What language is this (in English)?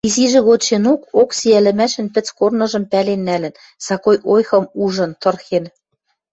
Western Mari